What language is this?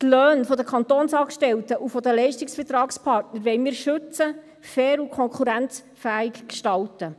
Swiss German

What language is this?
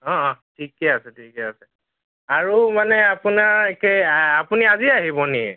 Assamese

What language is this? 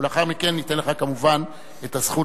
Hebrew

